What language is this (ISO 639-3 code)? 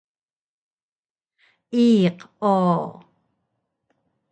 trv